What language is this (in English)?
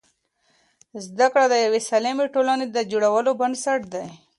Pashto